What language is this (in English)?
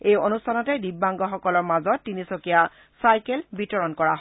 Assamese